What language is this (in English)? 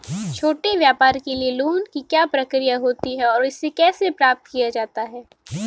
Hindi